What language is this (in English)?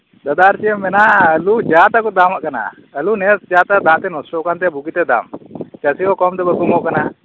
Santali